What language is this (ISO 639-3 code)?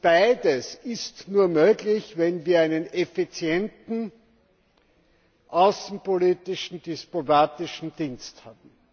deu